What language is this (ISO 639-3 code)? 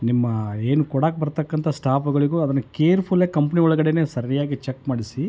kan